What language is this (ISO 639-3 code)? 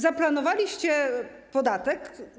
pol